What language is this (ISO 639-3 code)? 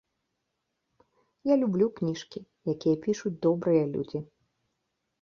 bel